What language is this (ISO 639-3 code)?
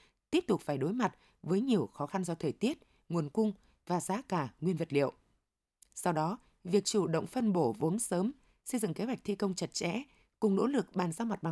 vie